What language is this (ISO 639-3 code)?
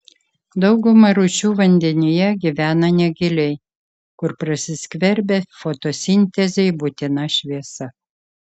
lit